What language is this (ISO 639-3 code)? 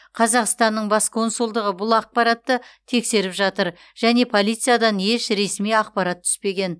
kaz